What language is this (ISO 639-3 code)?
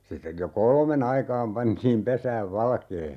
fin